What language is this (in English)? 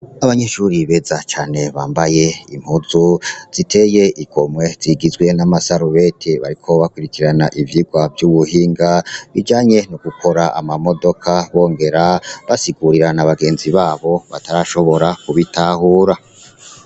Rundi